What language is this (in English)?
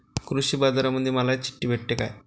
Marathi